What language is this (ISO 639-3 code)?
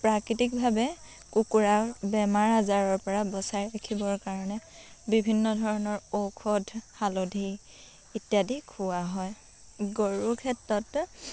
asm